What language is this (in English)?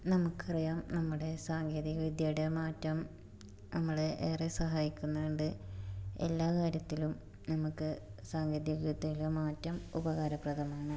Malayalam